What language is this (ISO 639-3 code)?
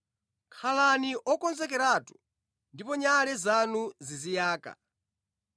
nya